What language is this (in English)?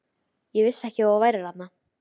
Icelandic